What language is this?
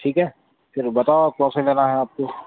Urdu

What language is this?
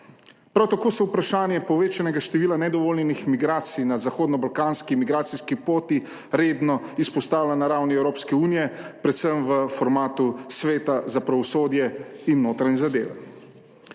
Slovenian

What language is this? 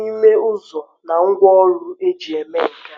Igbo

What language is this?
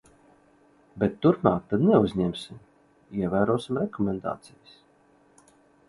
Latvian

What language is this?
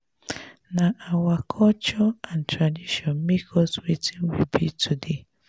Nigerian Pidgin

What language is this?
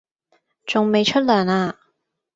Cantonese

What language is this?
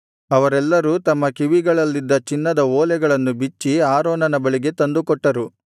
Kannada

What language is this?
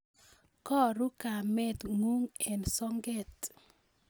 Kalenjin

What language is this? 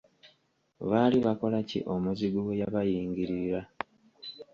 Ganda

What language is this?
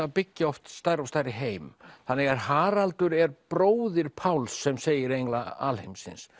Icelandic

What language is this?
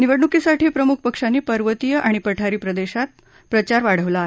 Marathi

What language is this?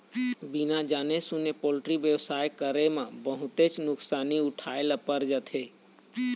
Chhattisgarhi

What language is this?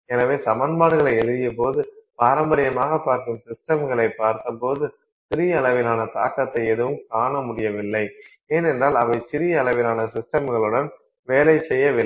Tamil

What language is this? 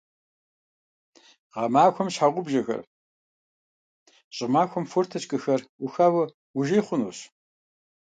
Kabardian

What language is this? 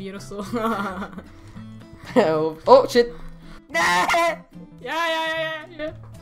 Dutch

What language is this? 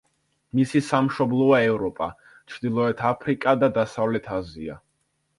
Georgian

